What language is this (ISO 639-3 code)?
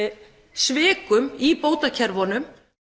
isl